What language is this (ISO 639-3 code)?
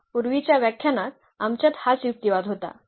mar